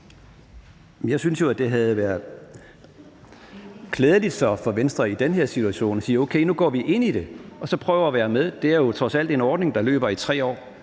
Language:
Danish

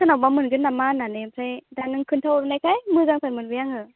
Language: Bodo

